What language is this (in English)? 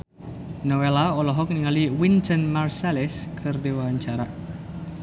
Sundanese